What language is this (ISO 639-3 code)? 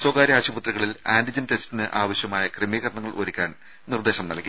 mal